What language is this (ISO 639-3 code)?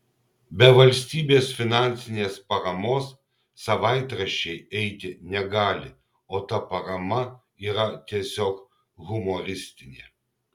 lit